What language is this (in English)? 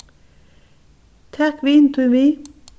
Faroese